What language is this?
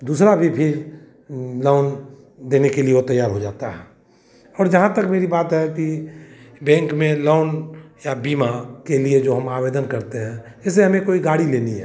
Hindi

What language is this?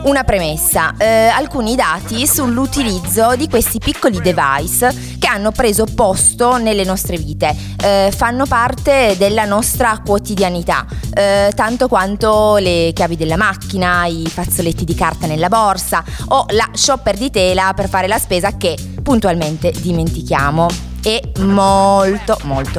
Italian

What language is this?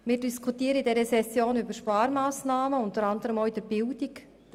Swiss German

